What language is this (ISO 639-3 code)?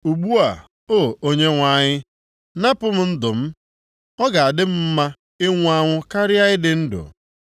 ibo